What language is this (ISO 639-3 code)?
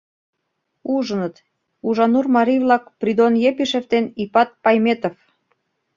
chm